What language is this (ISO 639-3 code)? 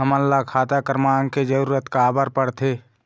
hne